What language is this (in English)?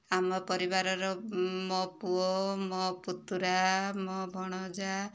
Odia